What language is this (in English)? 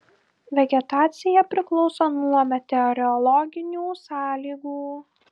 Lithuanian